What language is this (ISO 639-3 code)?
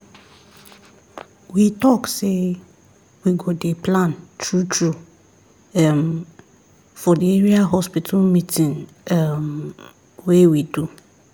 pcm